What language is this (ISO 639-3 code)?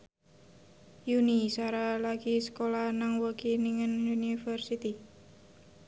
jav